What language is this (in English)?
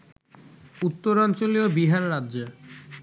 Bangla